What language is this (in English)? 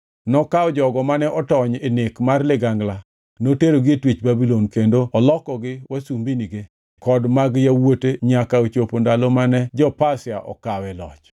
Luo (Kenya and Tanzania)